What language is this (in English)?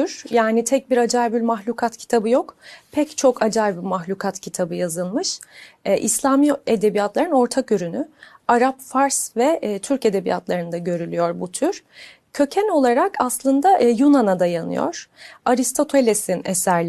Turkish